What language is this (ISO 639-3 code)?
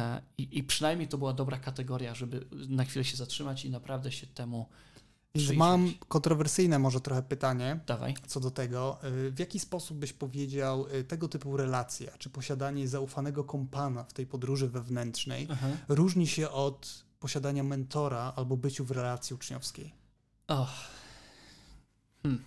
pol